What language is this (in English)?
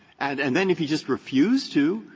English